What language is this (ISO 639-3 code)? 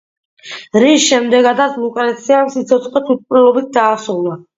kat